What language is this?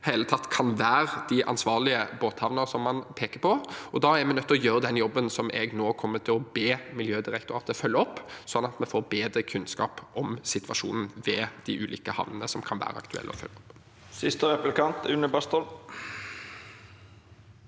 Norwegian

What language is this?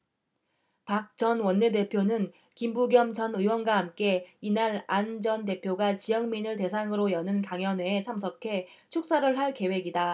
Korean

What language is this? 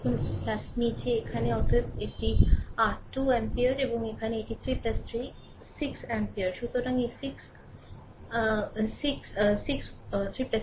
Bangla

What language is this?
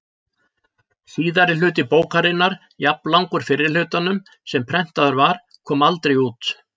Icelandic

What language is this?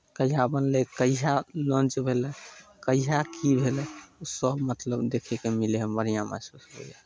Maithili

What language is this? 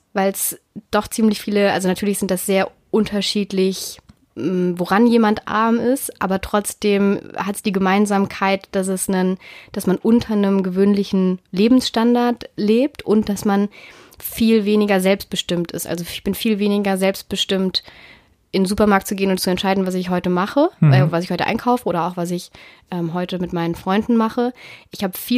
German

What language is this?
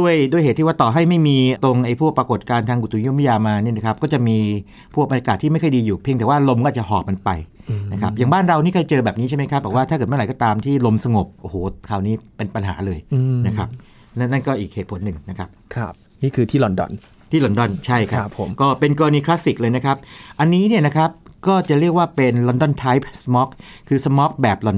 Thai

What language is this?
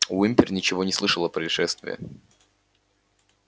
Russian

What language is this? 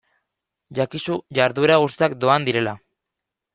Basque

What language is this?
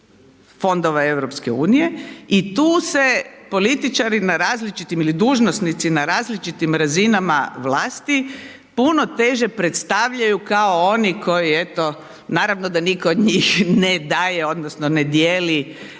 Croatian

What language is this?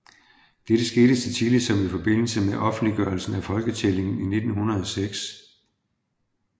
Danish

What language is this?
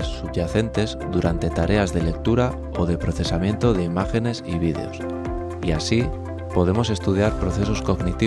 Spanish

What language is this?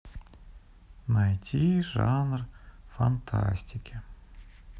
Russian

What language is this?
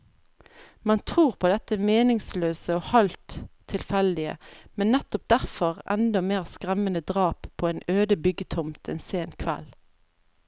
Norwegian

